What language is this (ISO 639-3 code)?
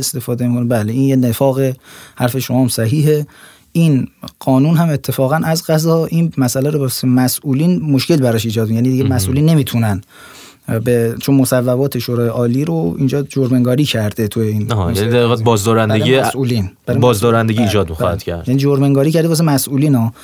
fas